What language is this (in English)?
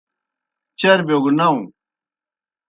Kohistani Shina